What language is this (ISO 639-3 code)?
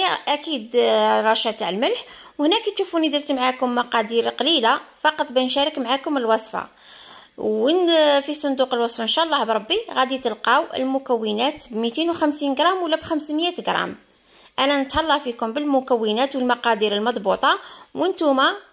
ara